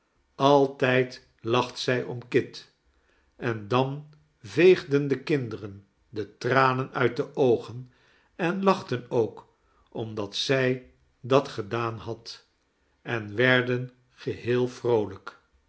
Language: Dutch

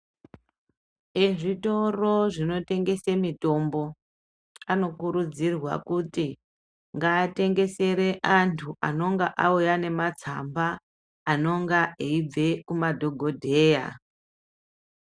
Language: Ndau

